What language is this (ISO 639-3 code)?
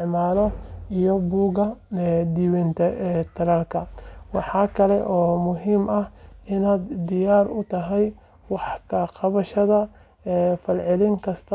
som